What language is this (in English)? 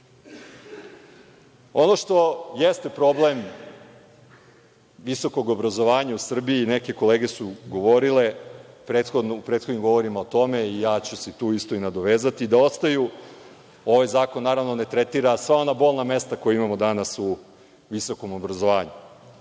Serbian